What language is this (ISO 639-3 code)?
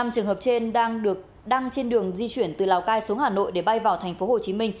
vie